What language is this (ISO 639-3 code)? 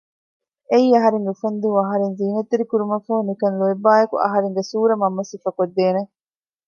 div